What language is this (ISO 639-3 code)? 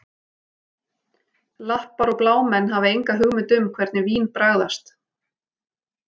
isl